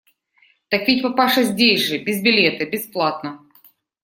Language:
Russian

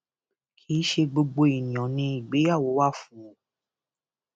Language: Yoruba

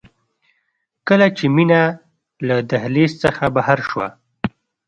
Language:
Pashto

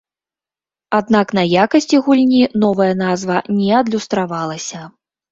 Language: Belarusian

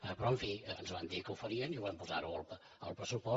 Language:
Catalan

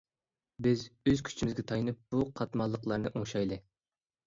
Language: Uyghur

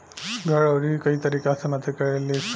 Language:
Bhojpuri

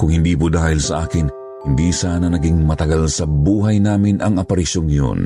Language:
Filipino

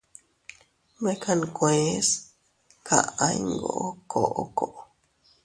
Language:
Teutila Cuicatec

